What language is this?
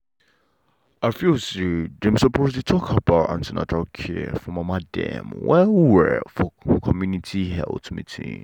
Nigerian Pidgin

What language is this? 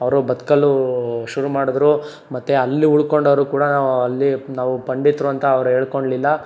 Kannada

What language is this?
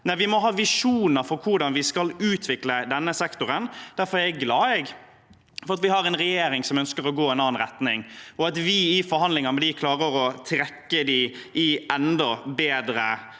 Norwegian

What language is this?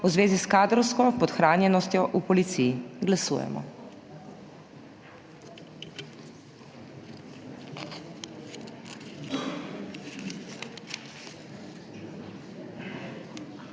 Slovenian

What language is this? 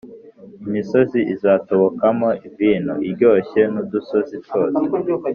Kinyarwanda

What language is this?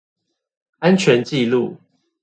Chinese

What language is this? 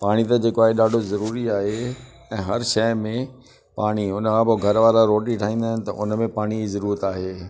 Sindhi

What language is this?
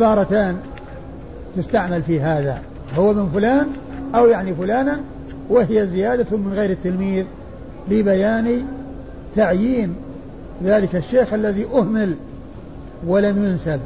Arabic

